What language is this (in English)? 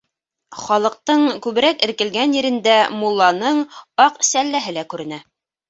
Bashkir